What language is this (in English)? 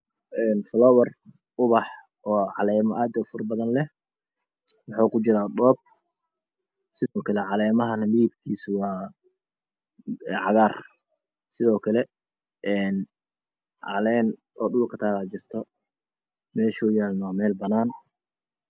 Somali